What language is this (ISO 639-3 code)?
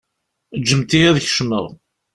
kab